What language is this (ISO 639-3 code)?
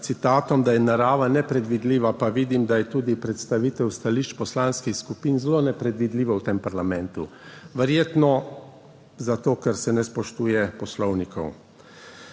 slv